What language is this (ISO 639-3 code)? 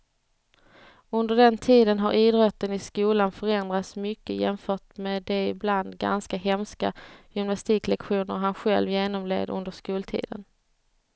swe